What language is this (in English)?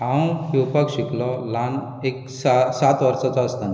Konkani